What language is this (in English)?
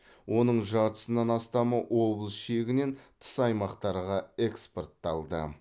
Kazakh